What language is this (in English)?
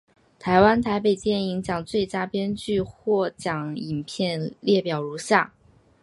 Chinese